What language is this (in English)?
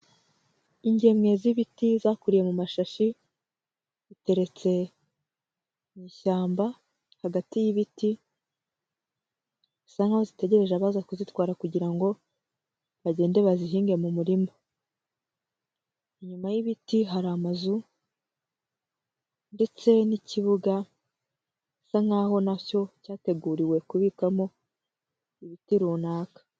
Kinyarwanda